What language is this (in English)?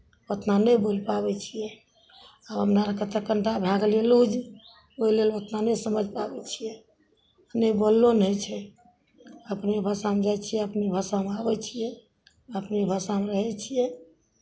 Maithili